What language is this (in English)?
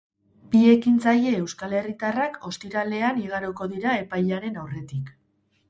Basque